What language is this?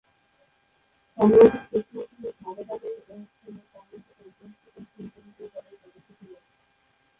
Bangla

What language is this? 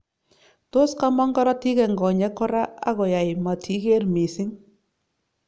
Kalenjin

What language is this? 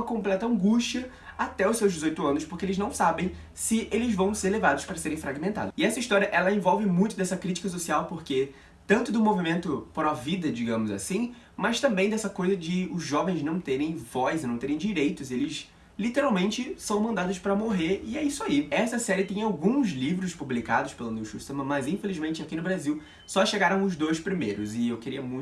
Portuguese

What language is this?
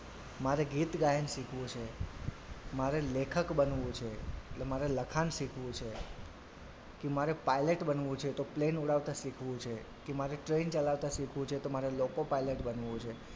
Gujarati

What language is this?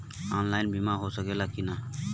Bhojpuri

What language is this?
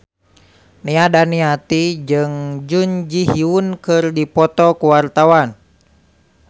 Sundanese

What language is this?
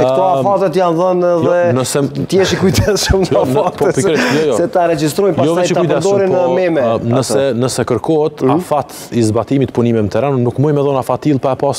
Romanian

